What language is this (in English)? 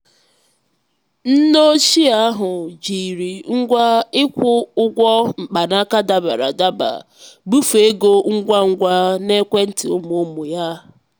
Igbo